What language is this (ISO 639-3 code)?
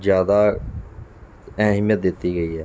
pan